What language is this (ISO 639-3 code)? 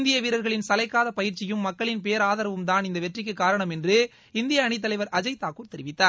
tam